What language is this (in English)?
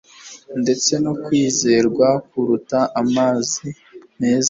Kinyarwanda